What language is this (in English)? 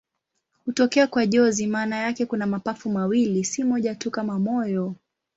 Swahili